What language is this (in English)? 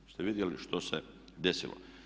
Croatian